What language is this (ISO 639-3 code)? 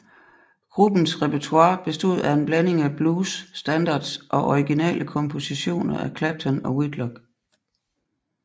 dan